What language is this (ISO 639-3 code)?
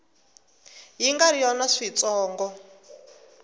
tso